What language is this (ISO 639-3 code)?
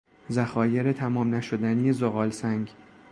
fas